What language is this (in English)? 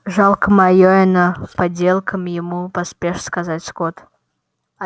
Russian